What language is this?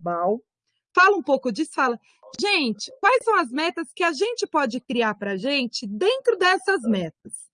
Portuguese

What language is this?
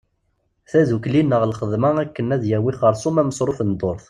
Kabyle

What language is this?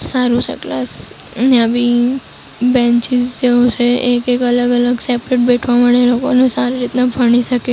Gujarati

